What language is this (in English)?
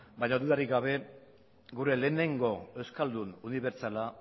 Basque